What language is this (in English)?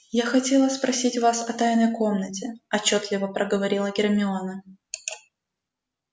Russian